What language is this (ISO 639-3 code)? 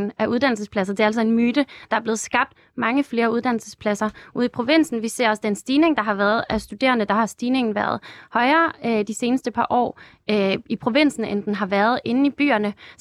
dan